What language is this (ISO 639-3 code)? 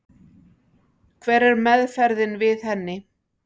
isl